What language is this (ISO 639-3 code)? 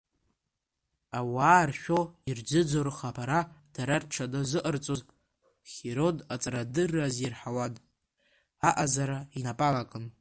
abk